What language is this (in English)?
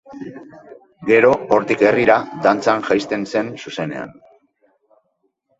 Basque